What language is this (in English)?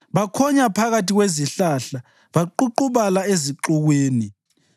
North Ndebele